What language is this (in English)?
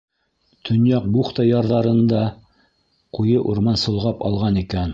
Bashkir